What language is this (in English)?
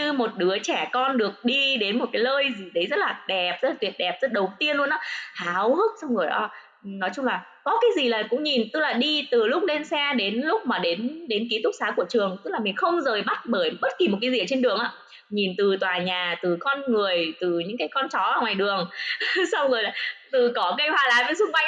Vietnamese